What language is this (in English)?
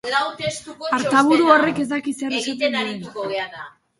Basque